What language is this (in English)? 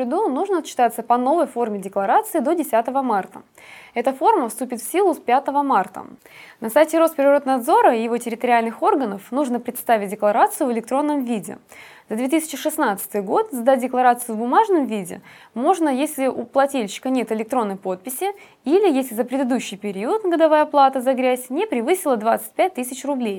Russian